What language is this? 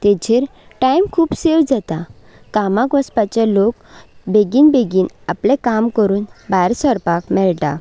Konkani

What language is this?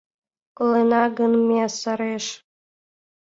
Mari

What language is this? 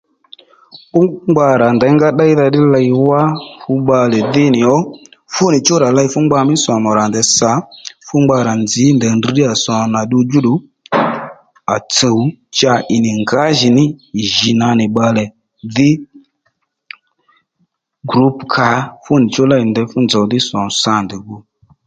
Lendu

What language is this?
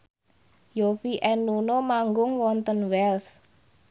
Javanese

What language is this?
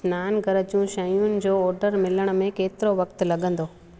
Sindhi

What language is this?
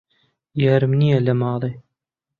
Central Kurdish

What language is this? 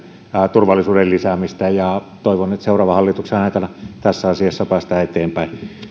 Finnish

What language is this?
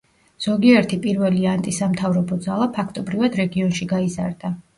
Georgian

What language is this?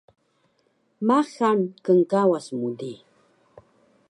Taroko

